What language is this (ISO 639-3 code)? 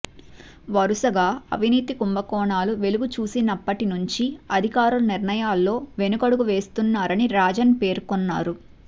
tel